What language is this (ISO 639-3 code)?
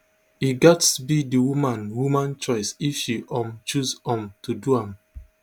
pcm